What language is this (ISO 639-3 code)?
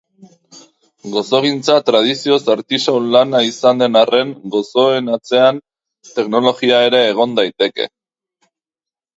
eus